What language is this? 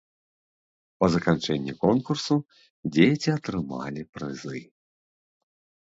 Belarusian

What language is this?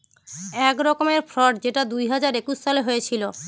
Bangla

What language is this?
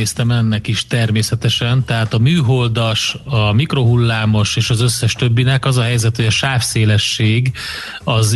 Hungarian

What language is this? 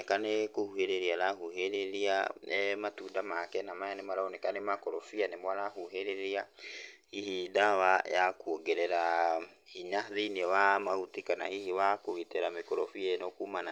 Kikuyu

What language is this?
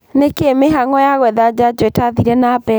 Kikuyu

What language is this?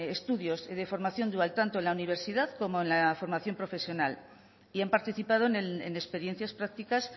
Spanish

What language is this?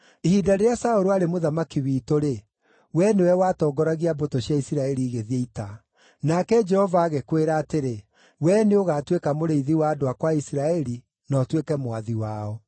Kikuyu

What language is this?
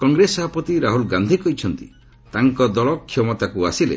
Odia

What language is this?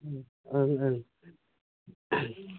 Bodo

